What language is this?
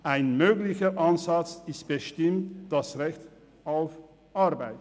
Swiss German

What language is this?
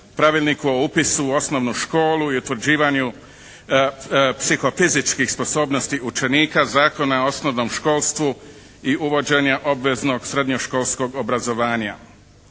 Croatian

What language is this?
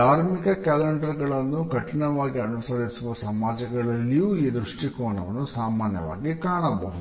Kannada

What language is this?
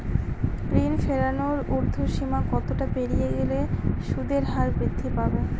Bangla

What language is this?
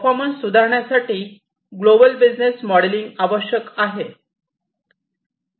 Marathi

